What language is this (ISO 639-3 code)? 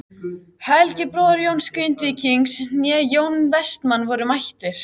isl